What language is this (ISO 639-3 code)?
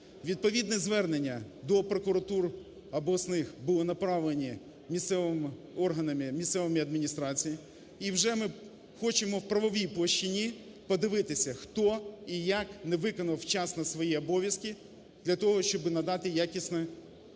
ukr